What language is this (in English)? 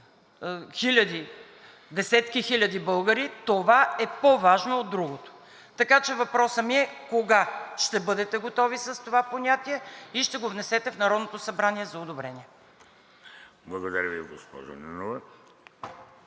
Bulgarian